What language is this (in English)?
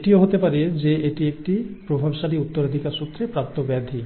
Bangla